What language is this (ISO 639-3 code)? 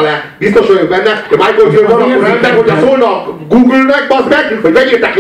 hun